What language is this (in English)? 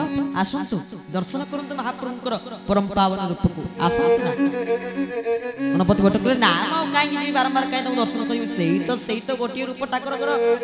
Indonesian